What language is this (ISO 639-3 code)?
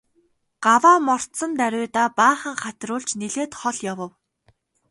mon